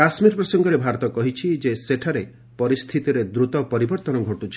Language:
Odia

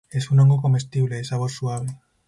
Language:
Spanish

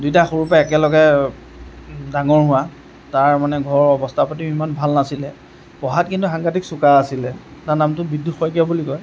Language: Assamese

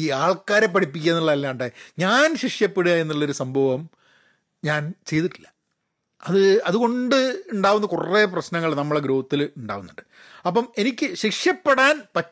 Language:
Malayalam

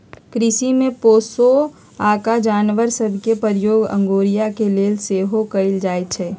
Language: Magahi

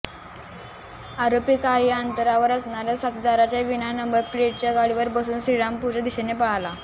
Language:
Marathi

